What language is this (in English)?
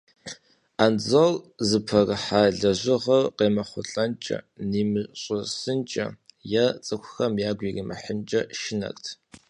Kabardian